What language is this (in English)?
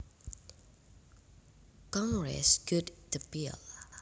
Javanese